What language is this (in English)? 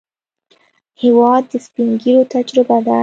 Pashto